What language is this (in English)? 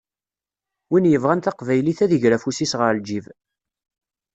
Kabyle